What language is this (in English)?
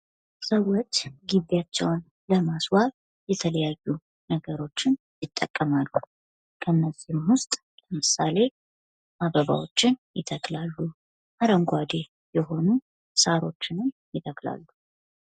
Amharic